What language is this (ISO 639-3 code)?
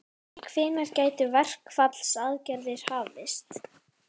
isl